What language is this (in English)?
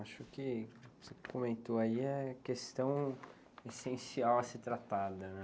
Portuguese